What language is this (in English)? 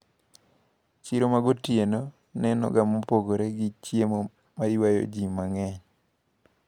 Luo (Kenya and Tanzania)